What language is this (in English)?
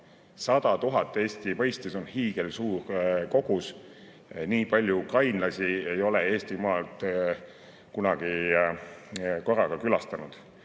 Estonian